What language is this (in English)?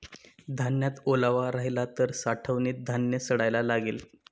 Marathi